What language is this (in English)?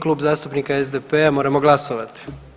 Croatian